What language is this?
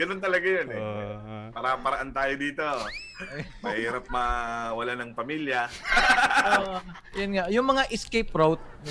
Filipino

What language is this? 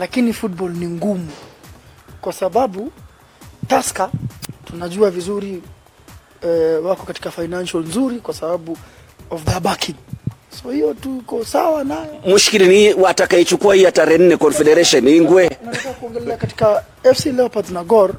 Swahili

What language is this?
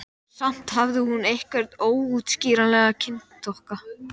Icelandic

